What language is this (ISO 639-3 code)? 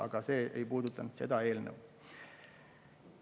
est